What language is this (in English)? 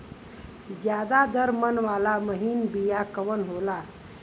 Bhojpuri